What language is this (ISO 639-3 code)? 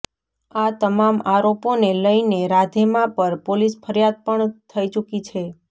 guj